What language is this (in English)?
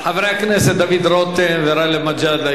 Hebrew